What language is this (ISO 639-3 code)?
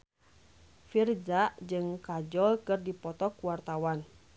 sun